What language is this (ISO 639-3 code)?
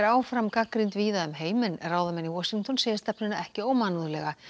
isl